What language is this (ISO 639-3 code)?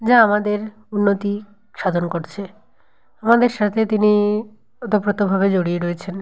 ben